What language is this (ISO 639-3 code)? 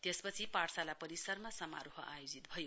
nep